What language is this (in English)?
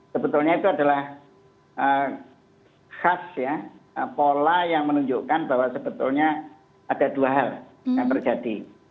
Indonesian